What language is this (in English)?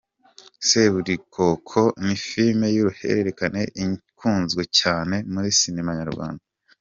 Kinyarwanda